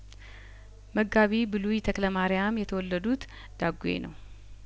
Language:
Amharic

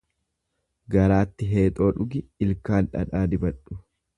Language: Oromo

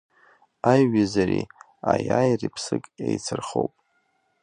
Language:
Abkhazian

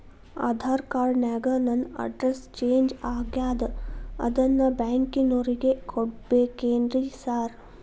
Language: Kannada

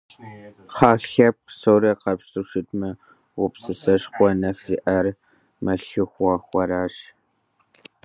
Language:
Kabardian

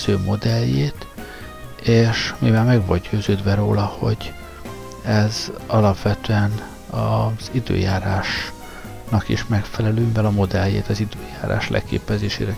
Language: Hungarian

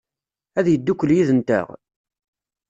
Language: Kabyle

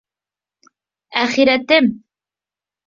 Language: Bashkir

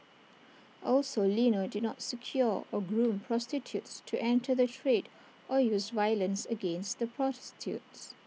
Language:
English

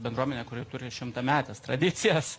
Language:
Lithuanian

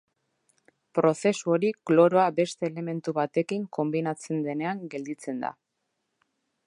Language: Basque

